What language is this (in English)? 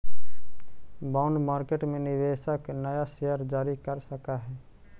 Magahi